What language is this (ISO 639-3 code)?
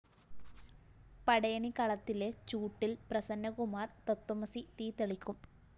mal